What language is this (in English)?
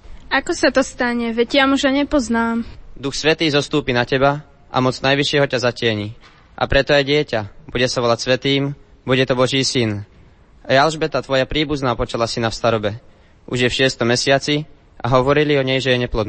Slovak